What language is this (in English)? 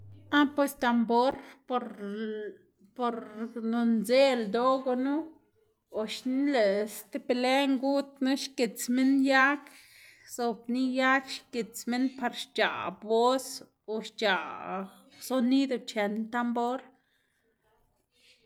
Xanaguía Zapotec